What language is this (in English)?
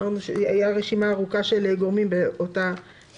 Hebrew